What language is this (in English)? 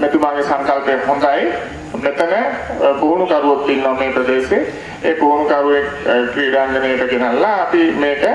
Indonesian